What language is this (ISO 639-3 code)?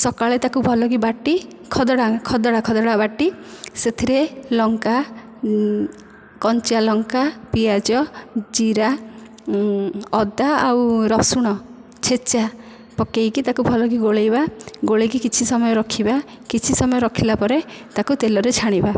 ori